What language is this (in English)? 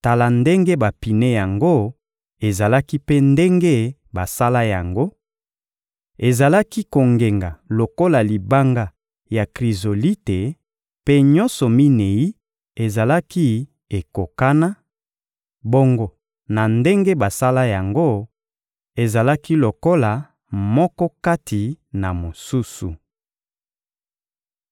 Lingala